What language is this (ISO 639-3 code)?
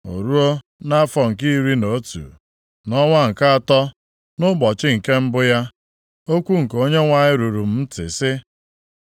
ibo